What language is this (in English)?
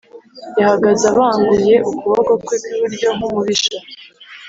Kinyarwanda